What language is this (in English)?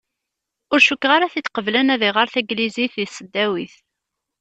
Kabyle